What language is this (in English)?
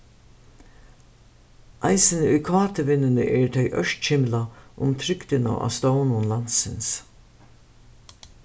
Faroese